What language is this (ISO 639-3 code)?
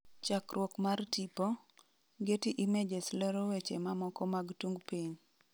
luo